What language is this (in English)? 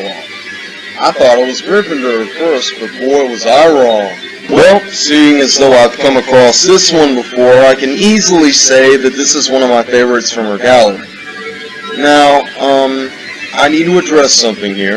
English